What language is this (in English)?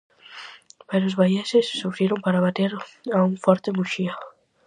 Galician